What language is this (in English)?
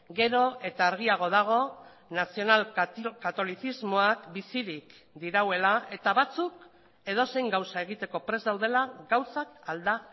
Basque